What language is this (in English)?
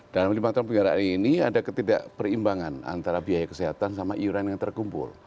Indonesian